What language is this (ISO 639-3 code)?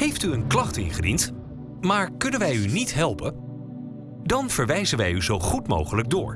nld